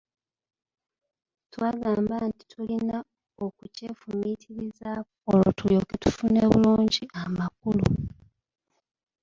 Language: Ganda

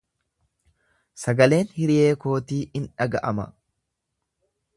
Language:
Oromo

